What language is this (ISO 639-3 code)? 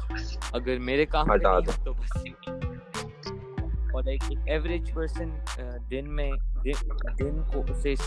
urd